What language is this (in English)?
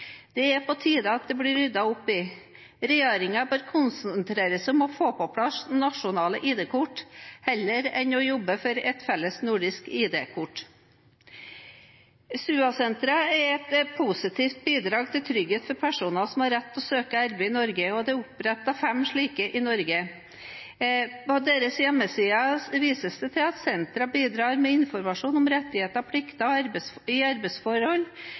Norwegian Bokmål